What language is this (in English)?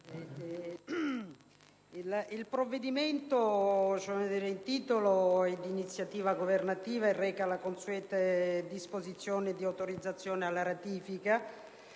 Italian